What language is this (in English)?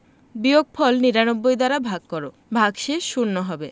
Bangla